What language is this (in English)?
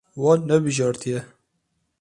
Kurdish